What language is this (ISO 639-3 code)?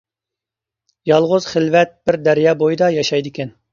uig